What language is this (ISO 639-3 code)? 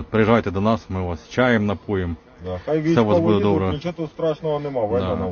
ukr